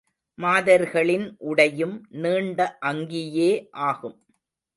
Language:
Tamil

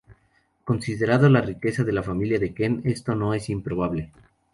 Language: Spanish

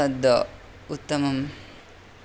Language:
Sanskrit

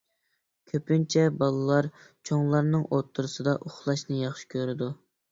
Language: Uyghur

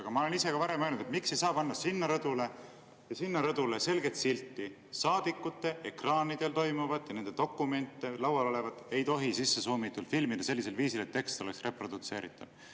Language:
Estonian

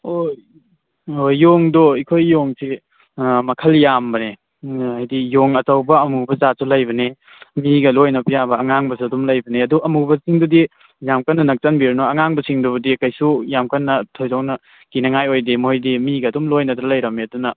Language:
Manipuri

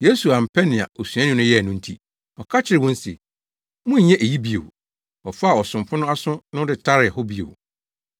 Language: Akan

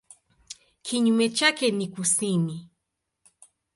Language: Swahili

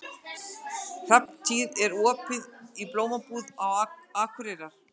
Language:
Icelandic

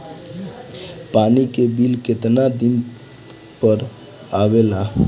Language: Bhojpuri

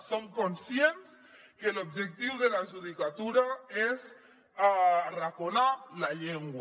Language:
Catalan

